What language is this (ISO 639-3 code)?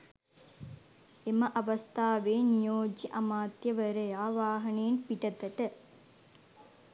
sin